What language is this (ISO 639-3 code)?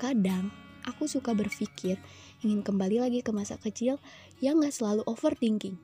ind